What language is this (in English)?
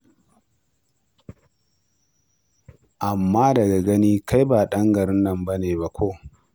Hausa